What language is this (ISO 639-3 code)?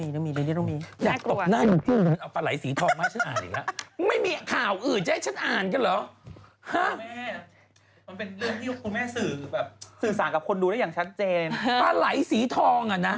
tha